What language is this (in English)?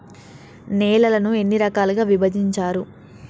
Telugu